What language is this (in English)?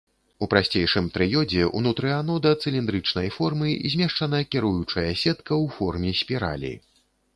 Belarusian